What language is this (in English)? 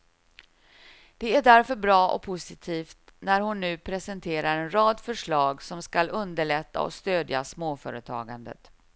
Swedish